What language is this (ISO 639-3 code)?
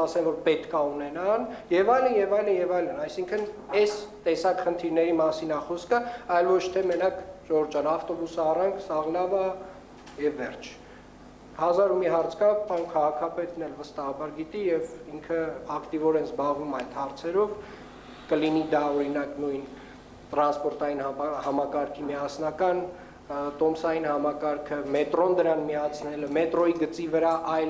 ron